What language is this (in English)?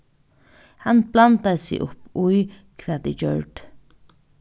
Faroese